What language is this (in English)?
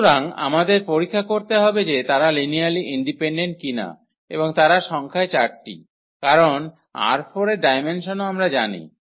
Bangla